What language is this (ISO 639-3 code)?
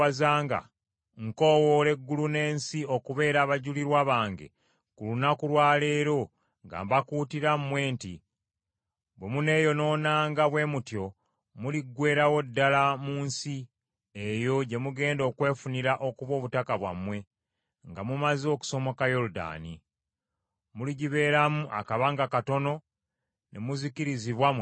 lug